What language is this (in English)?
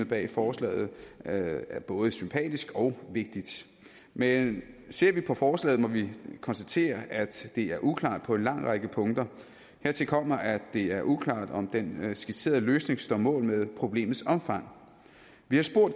Danish